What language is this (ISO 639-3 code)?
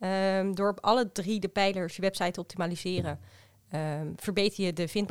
nld